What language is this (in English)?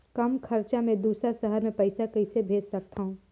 Chhattisgarhi